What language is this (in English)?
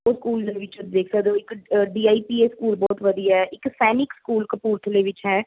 Punjabi